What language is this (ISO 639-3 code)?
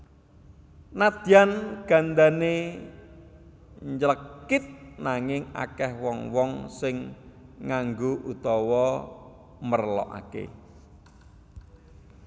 jav